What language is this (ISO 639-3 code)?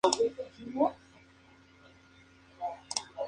spa